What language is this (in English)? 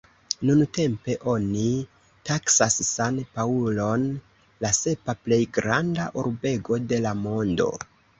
Esperanto